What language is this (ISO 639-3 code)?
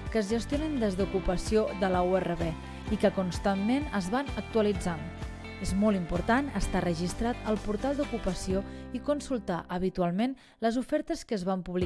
cat